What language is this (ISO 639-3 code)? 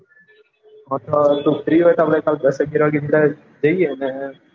guj